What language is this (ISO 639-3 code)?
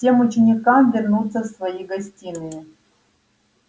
rus